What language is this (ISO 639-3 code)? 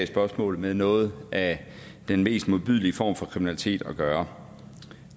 dan